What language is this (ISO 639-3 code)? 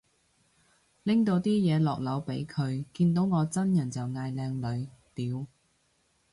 yue